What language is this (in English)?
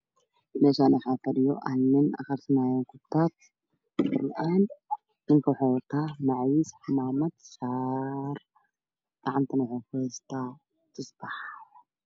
Somali